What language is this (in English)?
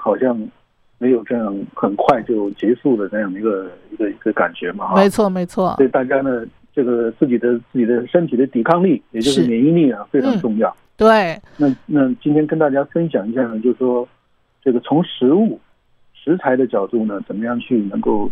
Chinese